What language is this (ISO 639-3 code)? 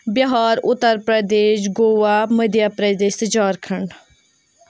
kas